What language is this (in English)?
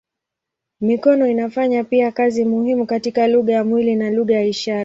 Swahili